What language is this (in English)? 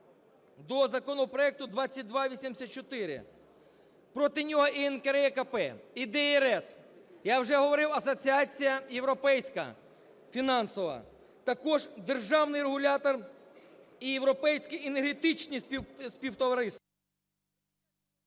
Ukrainian